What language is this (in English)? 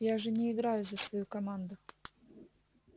Russian